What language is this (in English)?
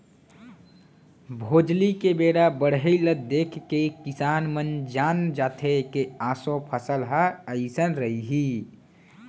Chhattisgarhi